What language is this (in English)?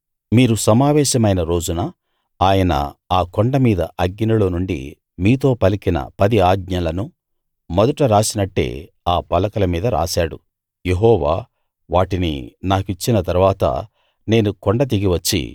Telugu